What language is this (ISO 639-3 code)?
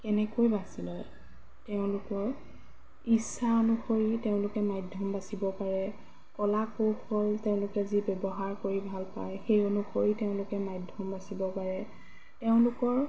asm